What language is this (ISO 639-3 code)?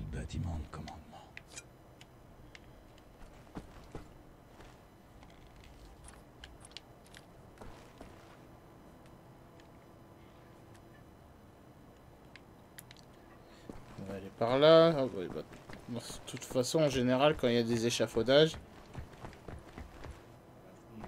fra